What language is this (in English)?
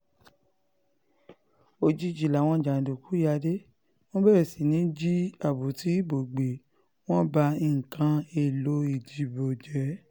Yoruba